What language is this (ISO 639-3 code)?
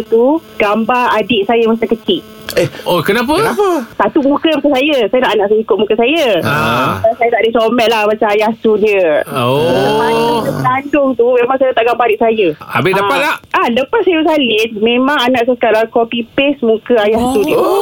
msa